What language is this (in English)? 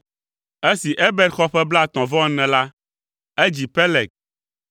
Ewe